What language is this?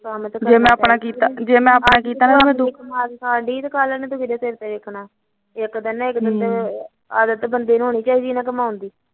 Punjabi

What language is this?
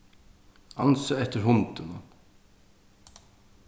Faroese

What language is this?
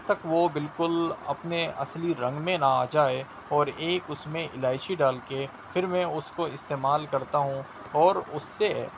Urdu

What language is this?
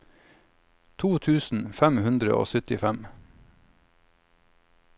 Norwegian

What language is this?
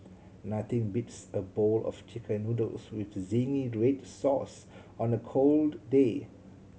English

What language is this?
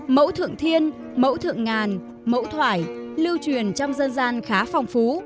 Vietnamese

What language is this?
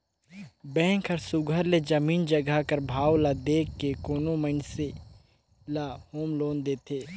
Chhattisgarhi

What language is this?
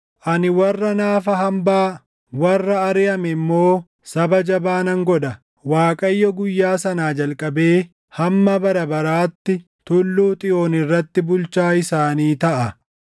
Oromo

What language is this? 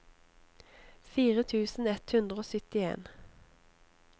Norwegian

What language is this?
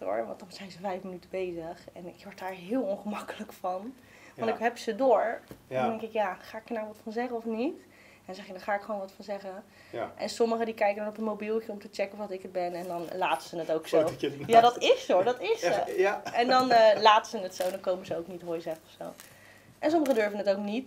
Dutch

